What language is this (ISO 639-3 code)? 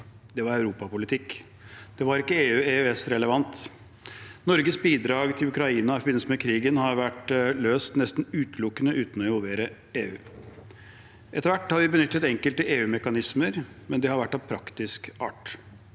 nor